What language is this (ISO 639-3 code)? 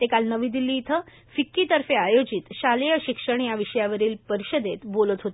mar